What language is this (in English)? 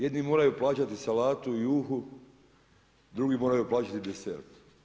Croatian